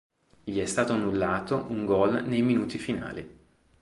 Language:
Italian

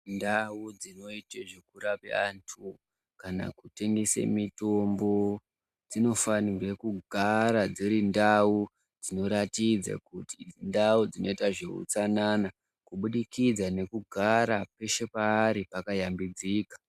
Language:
Ndau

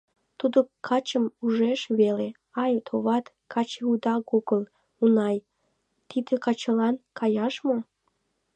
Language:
Mari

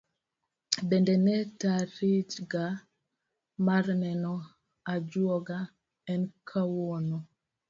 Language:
Luo (Kenya and Tanzania)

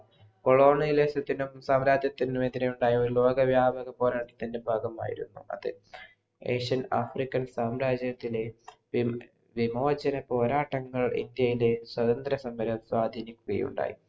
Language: Malayalam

